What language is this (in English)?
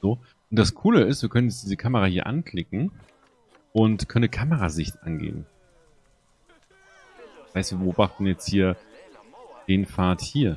German